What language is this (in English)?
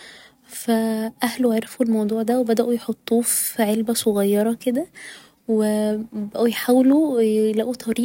Egyptian Arabic